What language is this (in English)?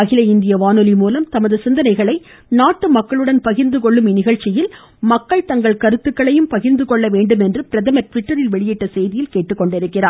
Tamil